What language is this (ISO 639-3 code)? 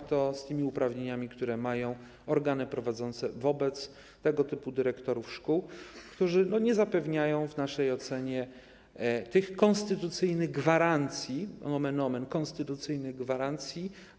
pol